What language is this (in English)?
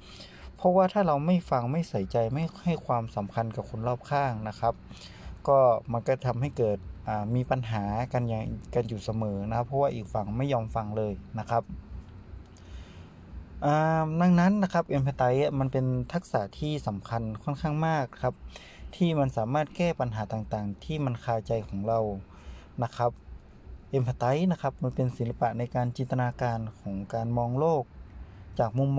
Thai